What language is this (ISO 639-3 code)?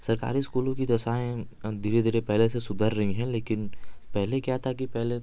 hin